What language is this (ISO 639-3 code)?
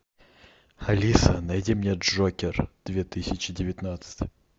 rus